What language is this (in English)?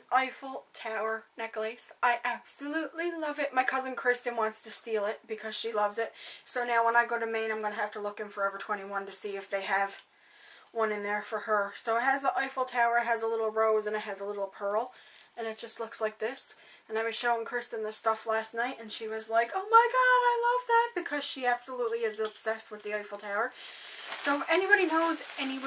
English